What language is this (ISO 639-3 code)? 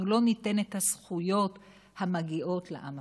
heb